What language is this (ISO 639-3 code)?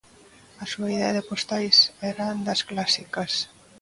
glg